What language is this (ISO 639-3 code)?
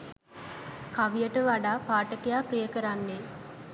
sin